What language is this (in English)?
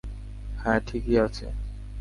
Bangla